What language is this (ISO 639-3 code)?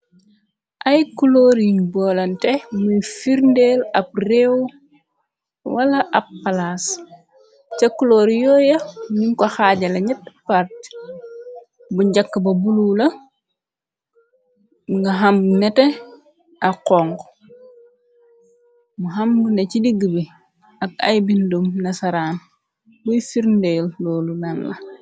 wol